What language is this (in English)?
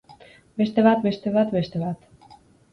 Basque